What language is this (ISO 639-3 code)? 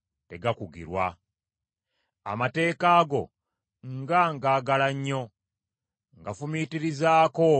lug